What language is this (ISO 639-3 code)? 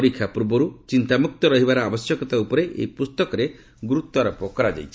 ori